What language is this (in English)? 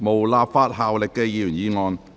Cantonese